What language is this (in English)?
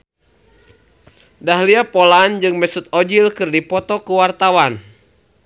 Sundanese